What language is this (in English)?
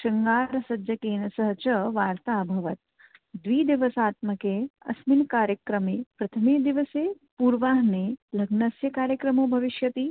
Sanskrit